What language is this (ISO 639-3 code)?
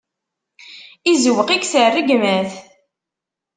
kab